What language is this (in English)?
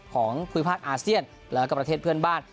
Thai